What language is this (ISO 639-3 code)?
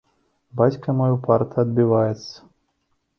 bel